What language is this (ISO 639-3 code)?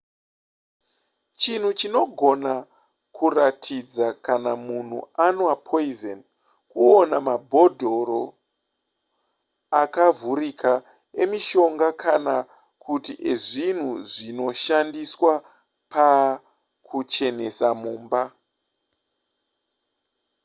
sna